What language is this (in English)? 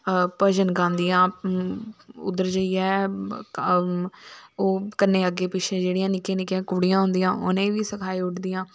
Dogri